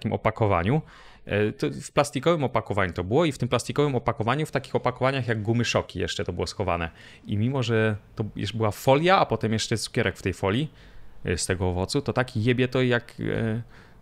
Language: Polish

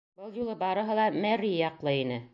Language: Bashkir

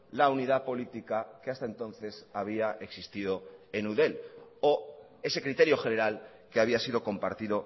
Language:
Spanish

